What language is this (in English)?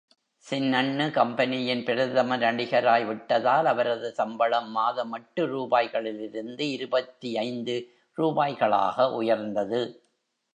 Tamil